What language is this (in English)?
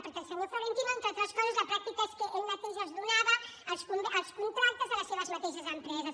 Catalan